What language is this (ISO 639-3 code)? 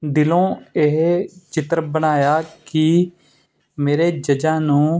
pan